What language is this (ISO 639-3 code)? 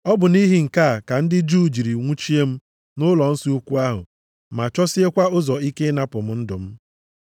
ibo